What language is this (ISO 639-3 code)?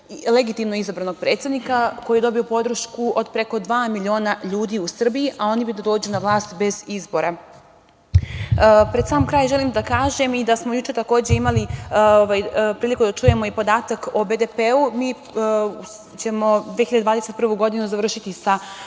srp